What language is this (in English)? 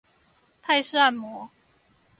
Chinese